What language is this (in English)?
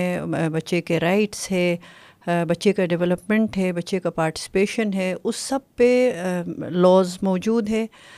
Urdu